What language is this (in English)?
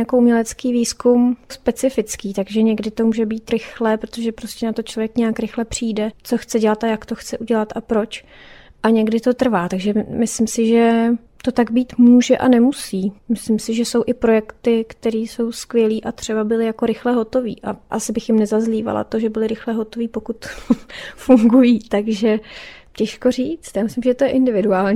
Czech